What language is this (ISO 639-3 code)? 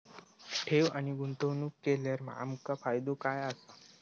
mar